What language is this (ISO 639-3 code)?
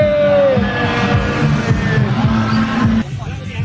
tha